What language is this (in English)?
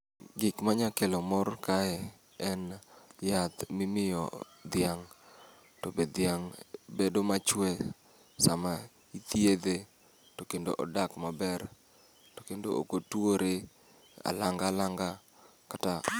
Luo (Kenya and Tanzania)